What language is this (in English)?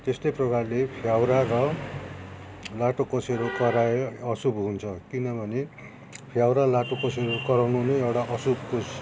Nepali